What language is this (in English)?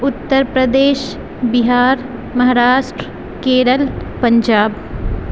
Urdu